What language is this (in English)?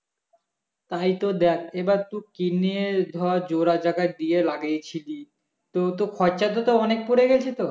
Bangla